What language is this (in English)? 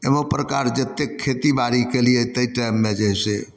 Maithili